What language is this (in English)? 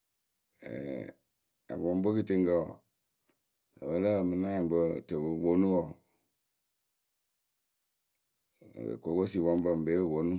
Akebu